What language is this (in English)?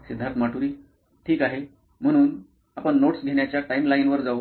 Marathi